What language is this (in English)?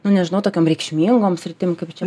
Lithuanian